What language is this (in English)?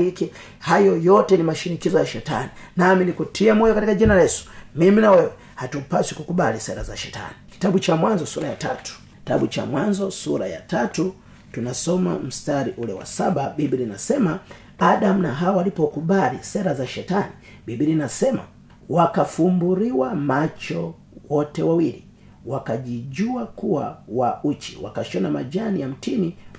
Swahili